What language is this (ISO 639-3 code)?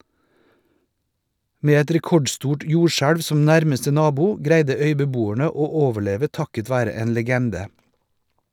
nor